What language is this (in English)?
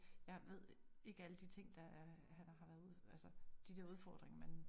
Danish